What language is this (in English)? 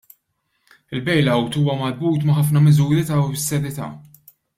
Maltese